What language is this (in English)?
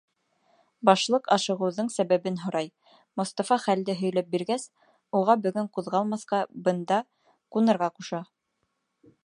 Bashkir